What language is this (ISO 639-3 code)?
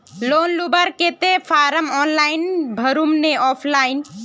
mag